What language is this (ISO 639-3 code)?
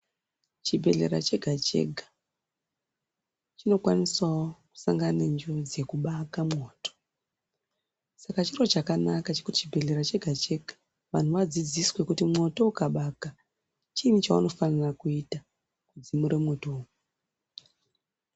ndc